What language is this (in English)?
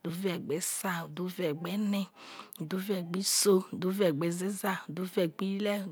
Isoko